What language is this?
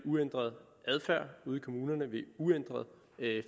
Danish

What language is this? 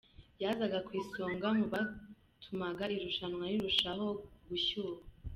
Kinyarwanda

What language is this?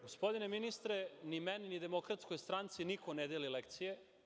Serbian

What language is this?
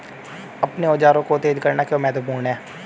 Hindi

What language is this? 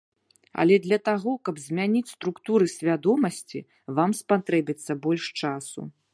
Belarusian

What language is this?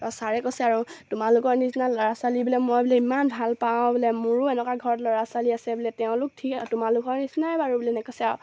Assamese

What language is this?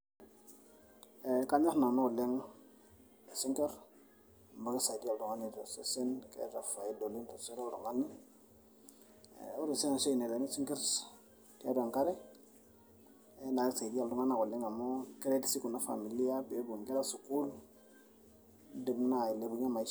Masai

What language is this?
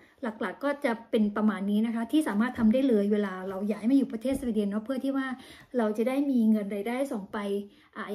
Thai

